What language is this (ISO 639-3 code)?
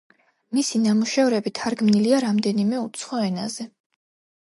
kat